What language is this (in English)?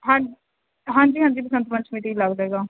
Punjabi